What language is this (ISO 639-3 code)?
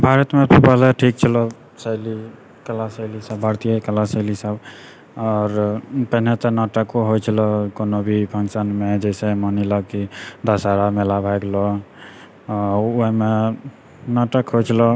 mai